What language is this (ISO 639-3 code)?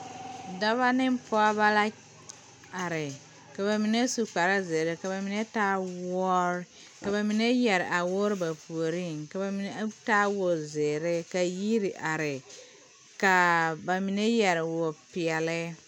dga